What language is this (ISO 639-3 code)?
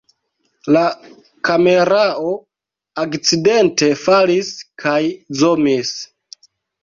epo